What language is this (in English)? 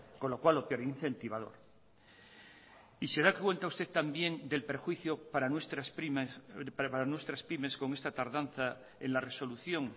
Spanish